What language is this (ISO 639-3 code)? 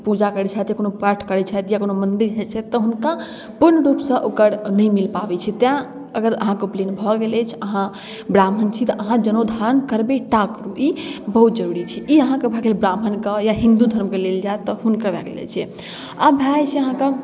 mai